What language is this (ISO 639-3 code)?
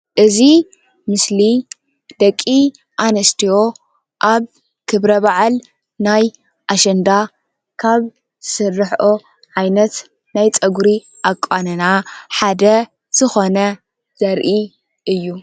tir